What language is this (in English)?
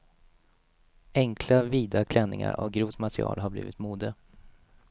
Swedish